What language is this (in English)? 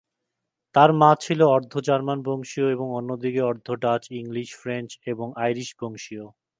Bangla